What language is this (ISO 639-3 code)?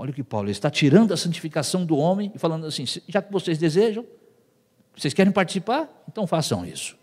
por